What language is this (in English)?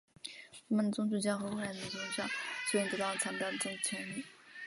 Chinese